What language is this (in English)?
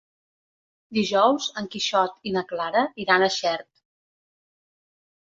Catalan